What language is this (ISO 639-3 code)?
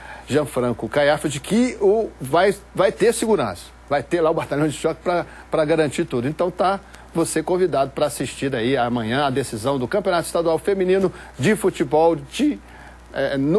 por